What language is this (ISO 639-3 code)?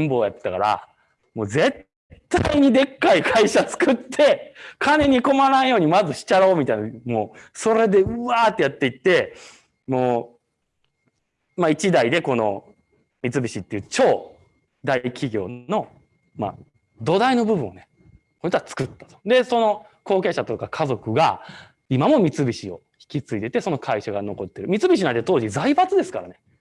jpn